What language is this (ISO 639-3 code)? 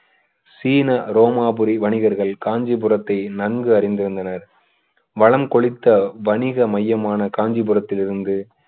tam